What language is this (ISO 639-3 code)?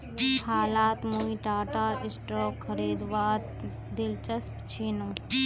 mag